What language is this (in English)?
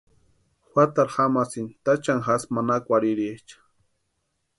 Western Highland Purepecha